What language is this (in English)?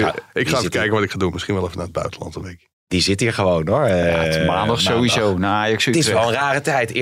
Dutch